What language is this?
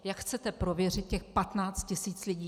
Czech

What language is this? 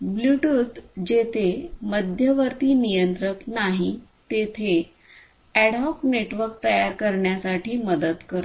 Marathi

